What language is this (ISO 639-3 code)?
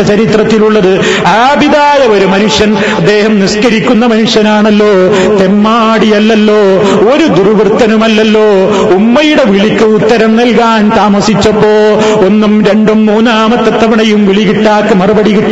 mal